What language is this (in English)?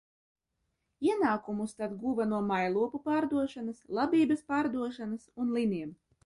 Latvian